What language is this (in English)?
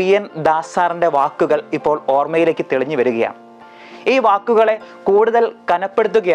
Malayalam